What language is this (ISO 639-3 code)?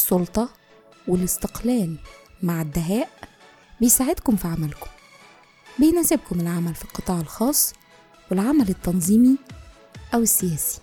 ara